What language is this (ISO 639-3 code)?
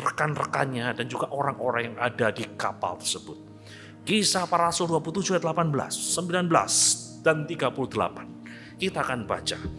ind